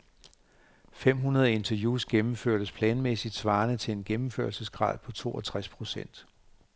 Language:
Danish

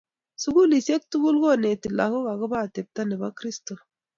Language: Kalenjin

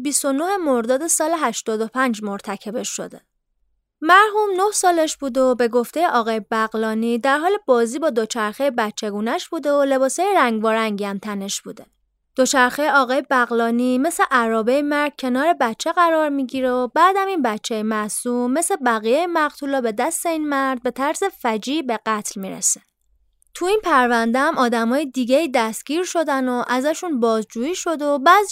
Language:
Persian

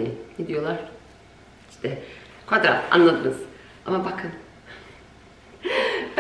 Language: Turkish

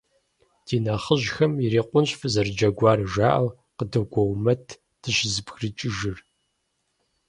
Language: Kabardian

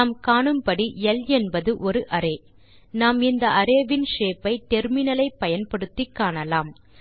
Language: Tamil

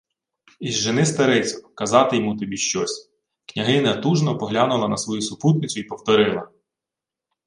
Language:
Ukrainian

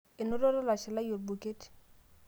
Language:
Masai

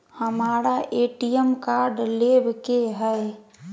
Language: Magahi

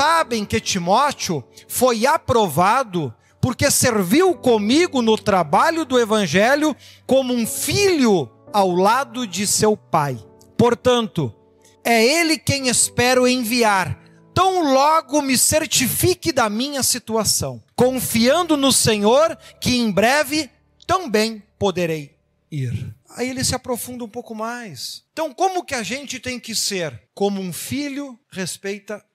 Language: Portuguese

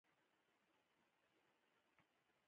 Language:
Pashto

